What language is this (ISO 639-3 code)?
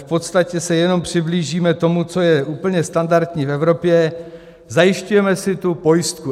ces